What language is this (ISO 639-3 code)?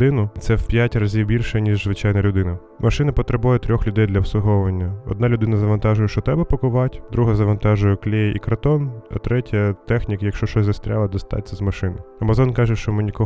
ukr